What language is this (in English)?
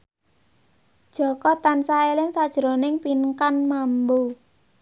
Javanese